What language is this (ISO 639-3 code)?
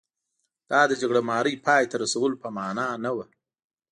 pus